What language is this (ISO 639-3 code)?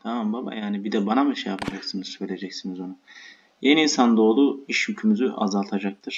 tur